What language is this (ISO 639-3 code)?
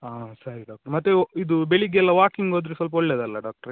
kan